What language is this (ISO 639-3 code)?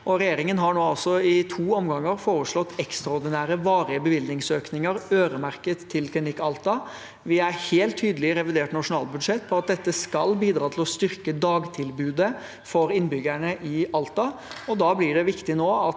nor